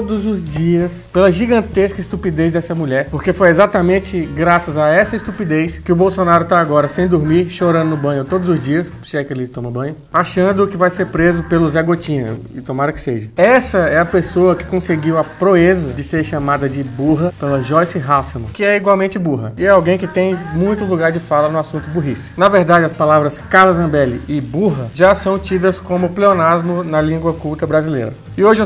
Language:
Portuguese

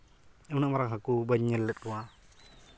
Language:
Santali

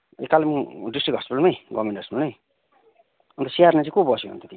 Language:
Nepali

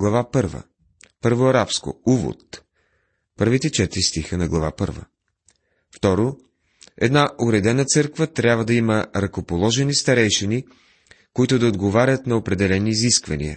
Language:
Bulgarian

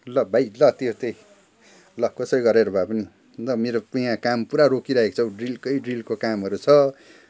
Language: Nepali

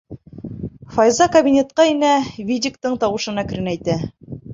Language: Bashkir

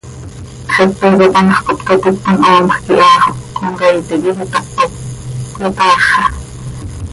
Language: Seri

